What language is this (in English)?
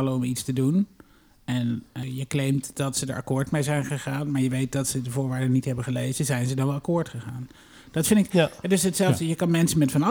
Dutch